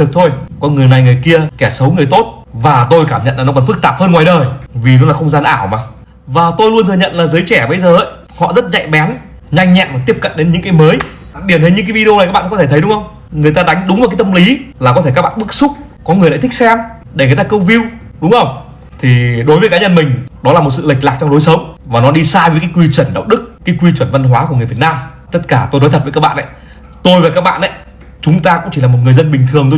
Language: Vietnamese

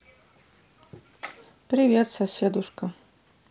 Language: Russian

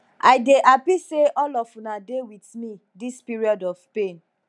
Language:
Nigerian Pidgin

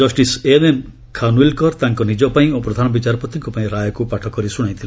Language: Odia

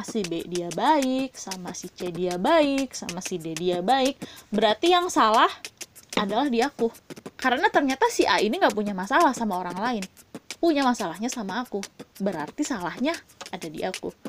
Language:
Indonesian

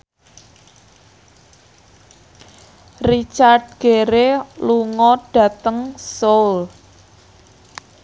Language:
Javanese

